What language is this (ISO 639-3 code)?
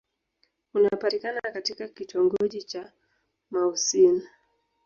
swa